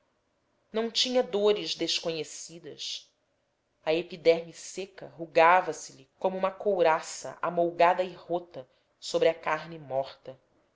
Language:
Portuguese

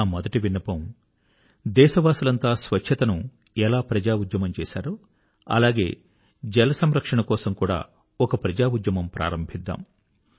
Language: Telugu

